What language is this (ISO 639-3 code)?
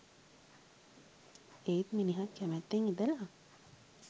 sin